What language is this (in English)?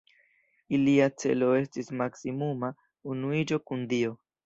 Esperanto